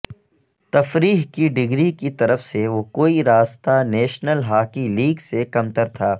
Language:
Urdu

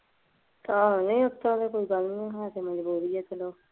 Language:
Punjabi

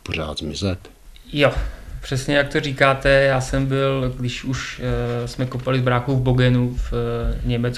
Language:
Czech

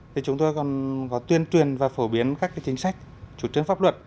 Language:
Vietnamese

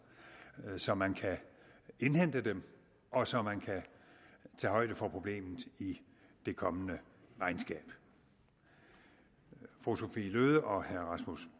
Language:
Danish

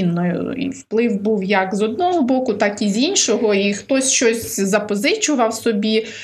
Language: Ukrainian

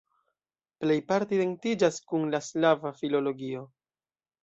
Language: Esperanto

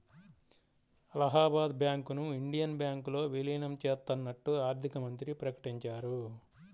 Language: Telugu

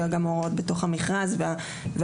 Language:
Hebrew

